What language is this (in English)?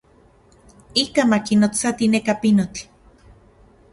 Central Puebla Nahuatl